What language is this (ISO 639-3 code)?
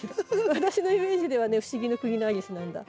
jpn